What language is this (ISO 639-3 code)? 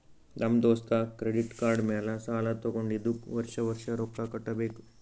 kan